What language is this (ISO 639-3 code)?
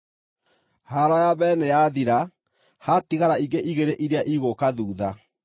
kik